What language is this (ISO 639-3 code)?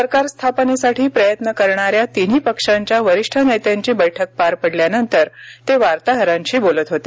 mar